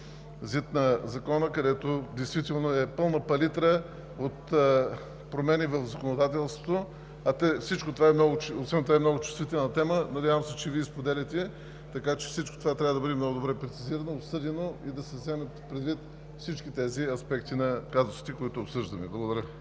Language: Bulgarian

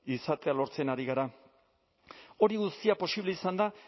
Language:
Basque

